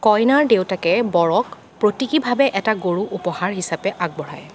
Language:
Assamese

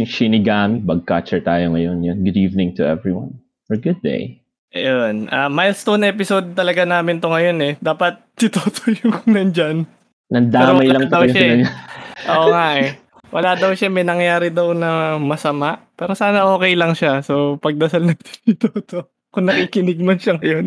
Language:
Filipino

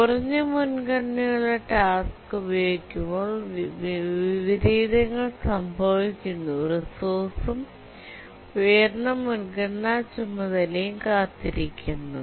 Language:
Malayalam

